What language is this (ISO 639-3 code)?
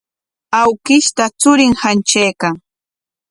qwa